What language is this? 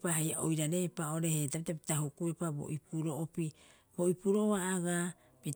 Rapoisi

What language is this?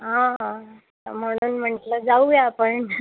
Marathi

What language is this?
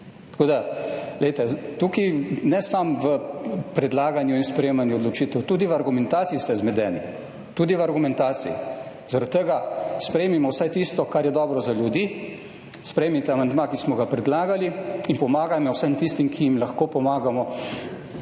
Slovenian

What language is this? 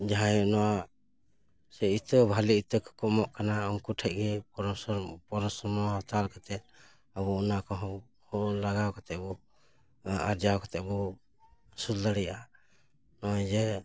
Santali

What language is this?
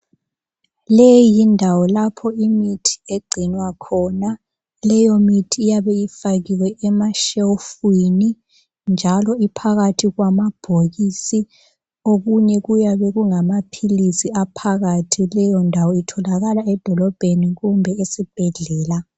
North Ndebele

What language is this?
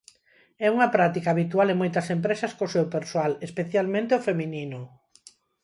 Galician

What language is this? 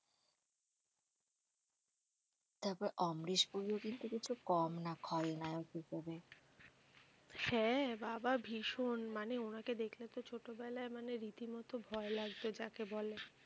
Bangla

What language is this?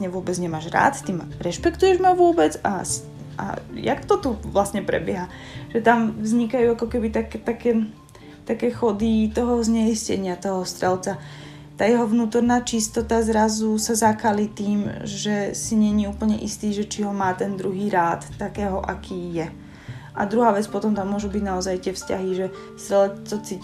Slovak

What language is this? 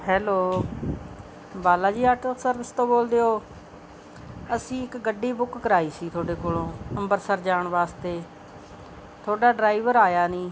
Punjabi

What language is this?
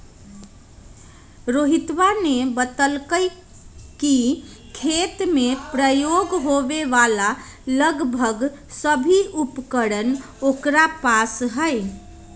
Magahi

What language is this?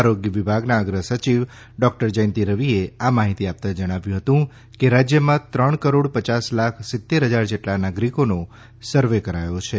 Gujarati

